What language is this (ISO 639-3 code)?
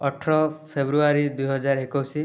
ori